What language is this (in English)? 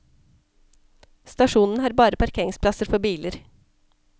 Norwegian